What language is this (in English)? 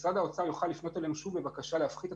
Hebrew